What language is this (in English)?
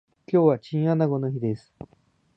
Japanese